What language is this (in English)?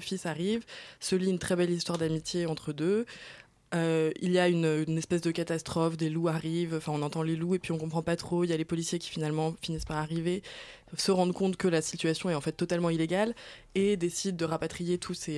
French